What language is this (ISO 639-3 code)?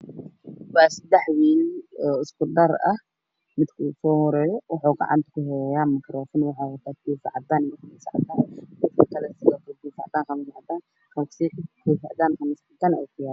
som